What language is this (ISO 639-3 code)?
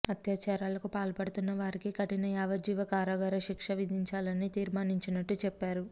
tel